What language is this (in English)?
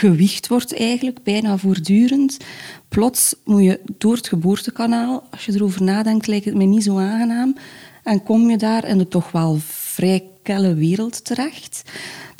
Dutch